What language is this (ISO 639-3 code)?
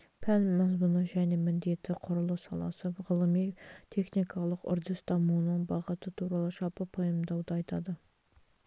kaz